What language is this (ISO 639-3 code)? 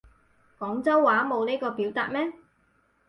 yue